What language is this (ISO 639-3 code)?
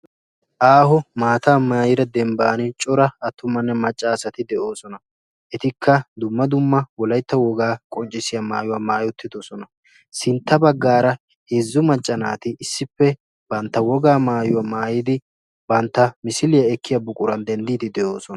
wal